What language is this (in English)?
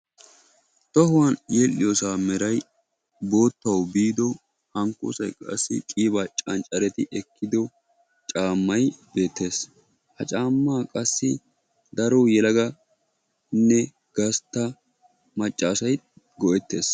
Wolaytta